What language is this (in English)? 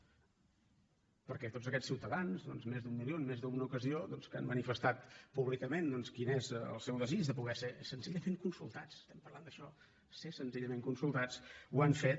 Catalan